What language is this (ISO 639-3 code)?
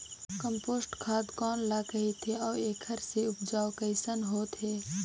hne